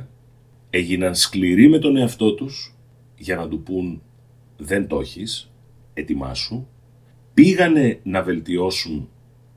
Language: Greek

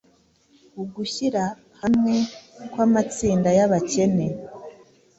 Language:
Kinyarwanda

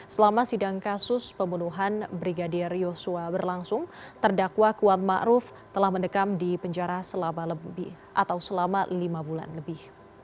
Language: Indonesian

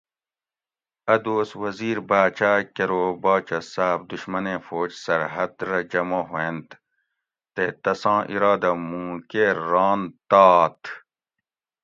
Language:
Gawri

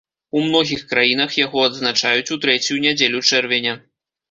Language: Belarusian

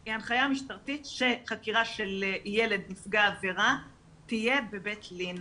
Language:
Hebrew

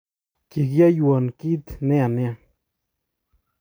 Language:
Kalenjin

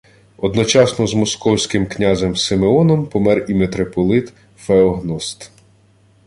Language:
Ukrainian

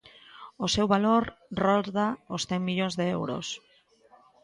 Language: Galician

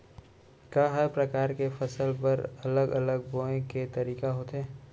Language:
Chhattisgarhi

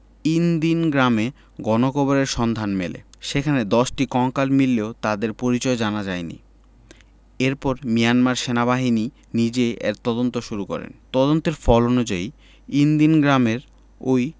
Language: Bangla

